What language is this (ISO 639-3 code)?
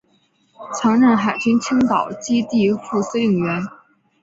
zho